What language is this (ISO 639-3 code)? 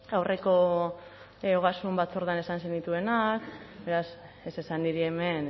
eus